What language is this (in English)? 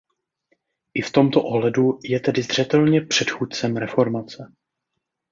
Czech